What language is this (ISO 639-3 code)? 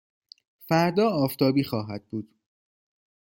fas